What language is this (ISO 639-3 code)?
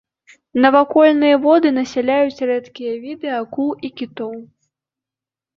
bel